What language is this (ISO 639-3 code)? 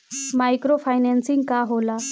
bho